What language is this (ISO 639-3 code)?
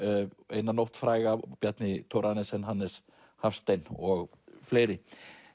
isl